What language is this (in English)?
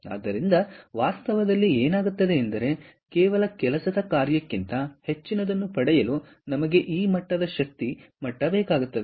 Kannada